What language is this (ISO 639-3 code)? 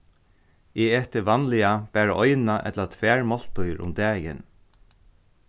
fao